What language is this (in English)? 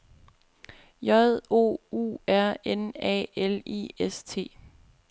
Danish